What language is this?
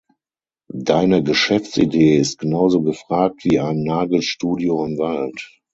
German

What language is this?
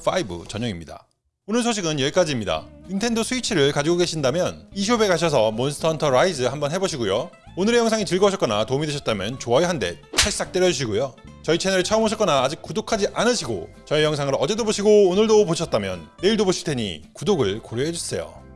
Korean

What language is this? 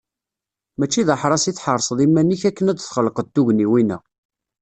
Kabyle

